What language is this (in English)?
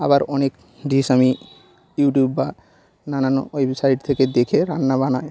Bangla